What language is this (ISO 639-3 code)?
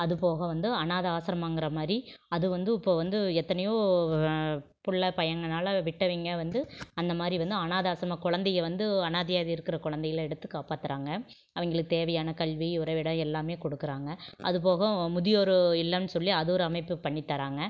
tam